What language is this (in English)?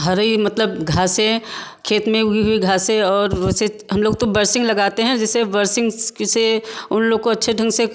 Hindi